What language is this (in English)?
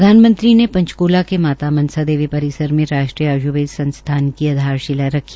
Hindi